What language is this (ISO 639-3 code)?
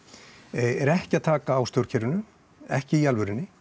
isl